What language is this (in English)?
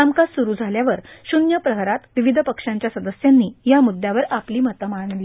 Marathi